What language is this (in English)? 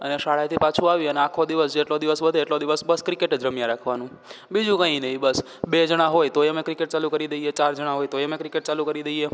Gujarati